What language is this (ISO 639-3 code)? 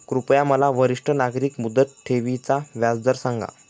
mar